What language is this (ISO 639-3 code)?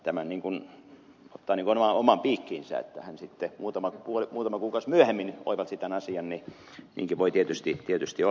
fin